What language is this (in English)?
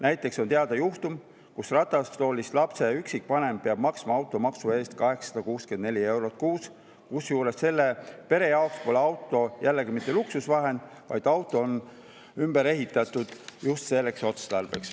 Estonian